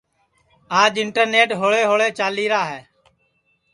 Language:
Sansi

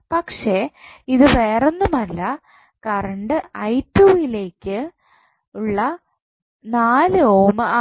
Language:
Malayalam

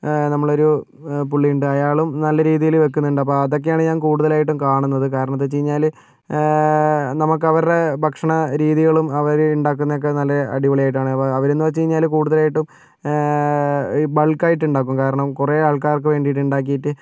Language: Malayalam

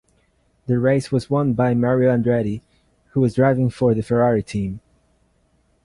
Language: English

